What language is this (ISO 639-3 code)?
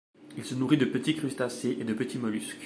fra